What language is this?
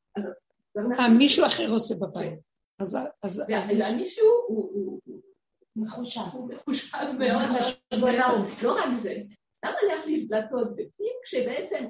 Hebrew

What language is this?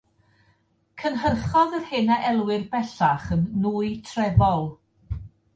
Welsh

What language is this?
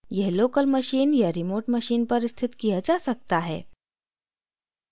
Hindi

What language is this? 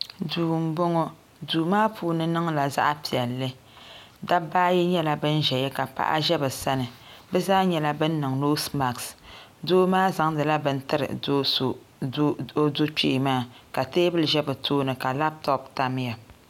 Dagbani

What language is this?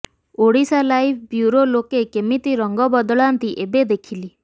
Odia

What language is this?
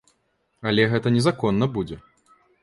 Belarusian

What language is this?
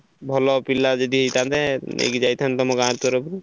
Odia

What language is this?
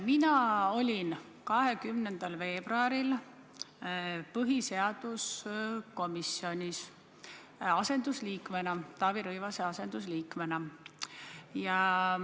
Estonian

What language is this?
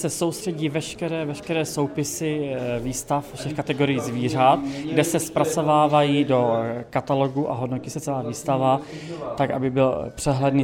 Czech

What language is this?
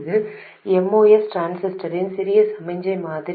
Tamil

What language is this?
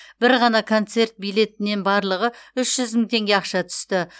Kazakh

